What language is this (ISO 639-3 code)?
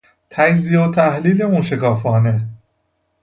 fas